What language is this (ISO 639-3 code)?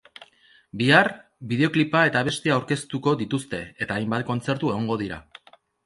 eus